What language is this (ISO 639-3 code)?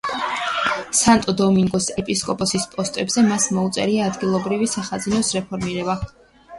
kat